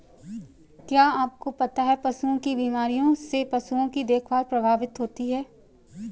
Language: Hindi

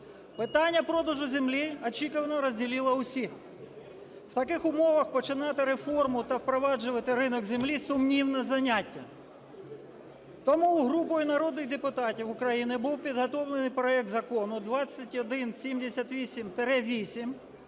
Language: Ukrainian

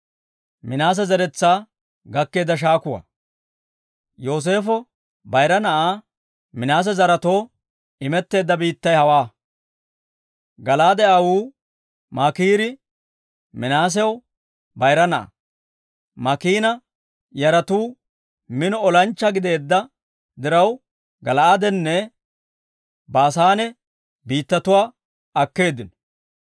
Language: Dawro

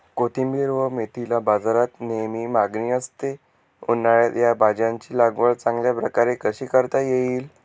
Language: Marathi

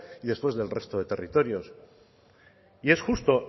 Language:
Spanish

